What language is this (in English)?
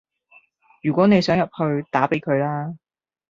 Cantonese